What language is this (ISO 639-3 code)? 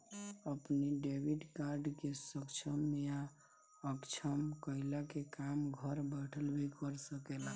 bho